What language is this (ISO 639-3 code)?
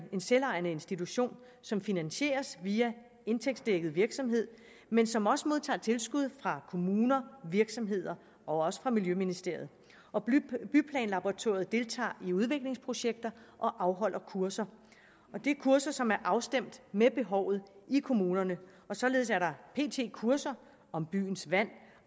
dan